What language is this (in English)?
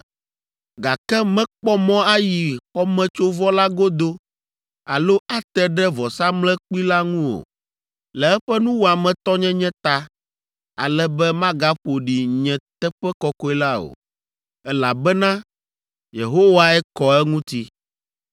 Ewe